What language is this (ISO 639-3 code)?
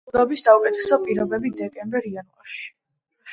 kat